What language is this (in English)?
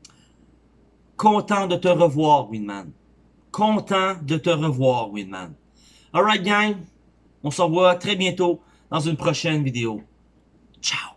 French